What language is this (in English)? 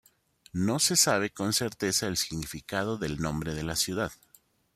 Spanish